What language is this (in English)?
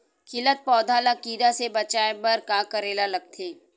Chhattisgarhi